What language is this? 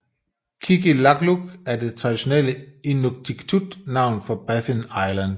Danish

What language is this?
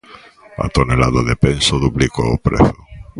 Galician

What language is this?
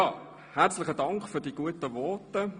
Swiss German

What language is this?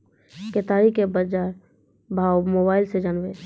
Maithili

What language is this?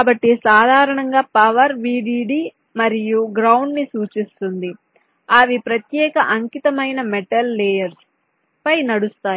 Telugu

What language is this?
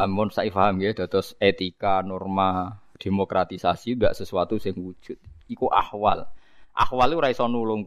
Indonesian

